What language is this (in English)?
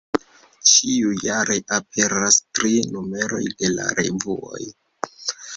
Esperanto